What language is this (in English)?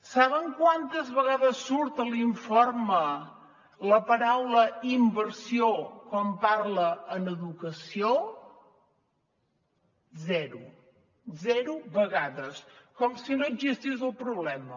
Catalan